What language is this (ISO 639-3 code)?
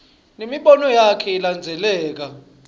ssw